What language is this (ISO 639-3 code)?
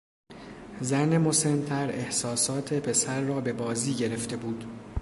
fas